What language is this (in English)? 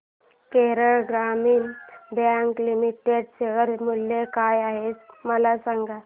Marathi